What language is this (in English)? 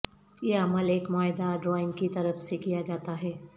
Urdu